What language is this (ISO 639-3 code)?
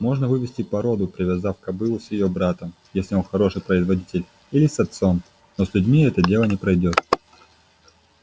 rus